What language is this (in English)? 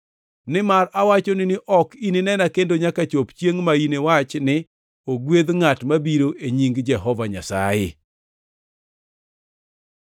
Luo (Kenya and Tanzania)